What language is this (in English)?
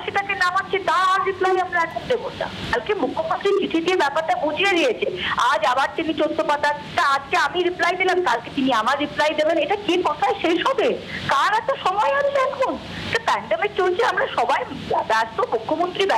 Hindi